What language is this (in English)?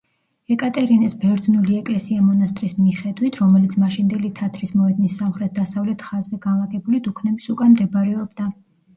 Georgian